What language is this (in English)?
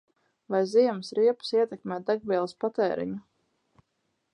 Latvian